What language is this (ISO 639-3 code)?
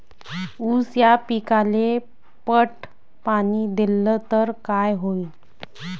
mar